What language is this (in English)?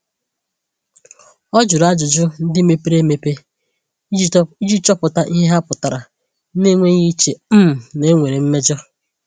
Igbo